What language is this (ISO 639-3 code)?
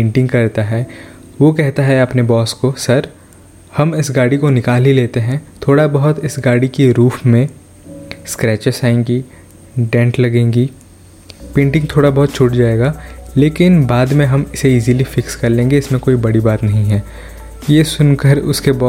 hin